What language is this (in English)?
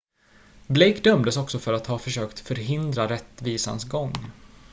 Swedish